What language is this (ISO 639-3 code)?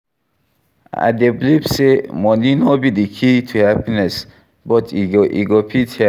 pcm